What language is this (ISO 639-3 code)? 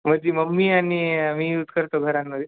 mar